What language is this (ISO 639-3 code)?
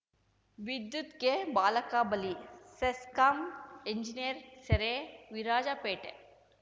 kan